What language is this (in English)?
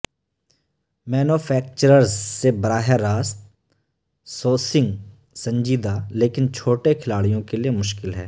Urdu